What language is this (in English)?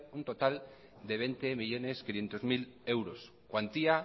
Spanish